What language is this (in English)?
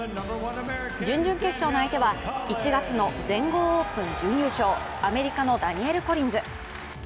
Japanese